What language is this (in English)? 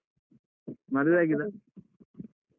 Kannada